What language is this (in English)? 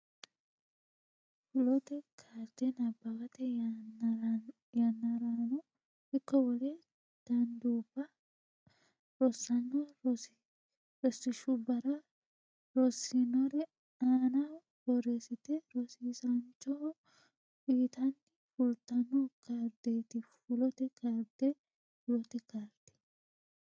Sidamo